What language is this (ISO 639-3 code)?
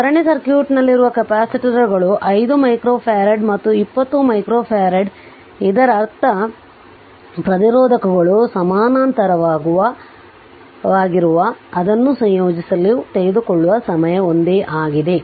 kan